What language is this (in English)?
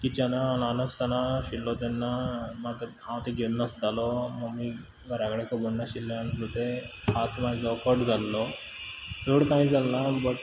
Konkani